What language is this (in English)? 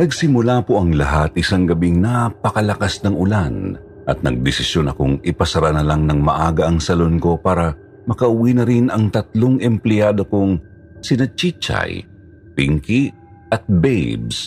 Filipino